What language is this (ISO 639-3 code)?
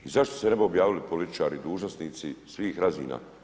hrv